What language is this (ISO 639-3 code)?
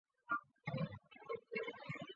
zho